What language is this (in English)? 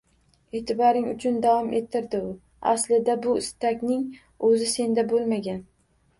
Uzbek